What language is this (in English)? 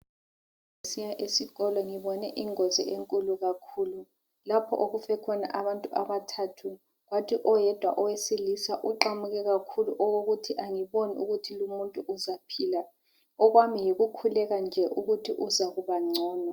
North Ndebele